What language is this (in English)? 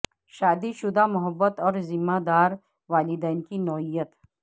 Urdu